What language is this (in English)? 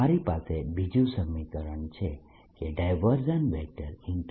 Gujarati